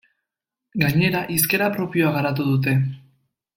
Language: Basque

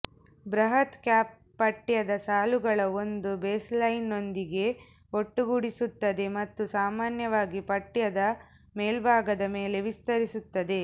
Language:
Kannada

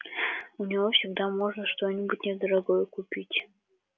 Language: Russian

